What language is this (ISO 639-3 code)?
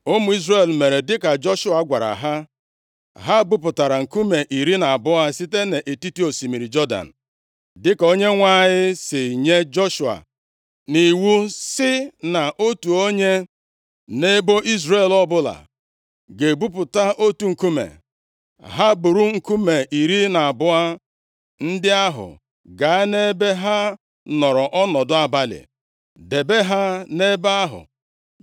ibo